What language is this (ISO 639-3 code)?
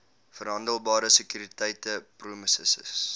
afr